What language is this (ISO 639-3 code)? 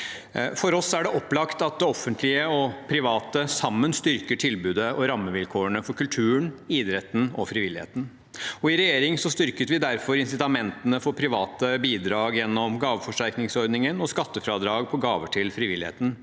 nor